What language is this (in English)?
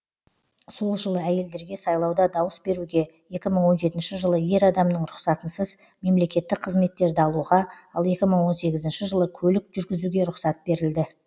Kazakh